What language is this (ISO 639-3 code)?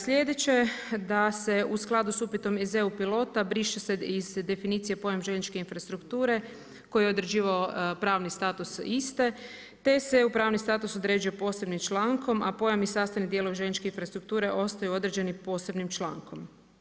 hrv